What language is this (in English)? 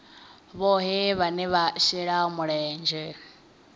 Venda